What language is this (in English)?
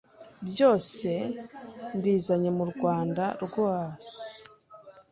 Kinyarwanda